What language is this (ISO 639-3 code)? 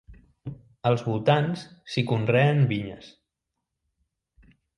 cat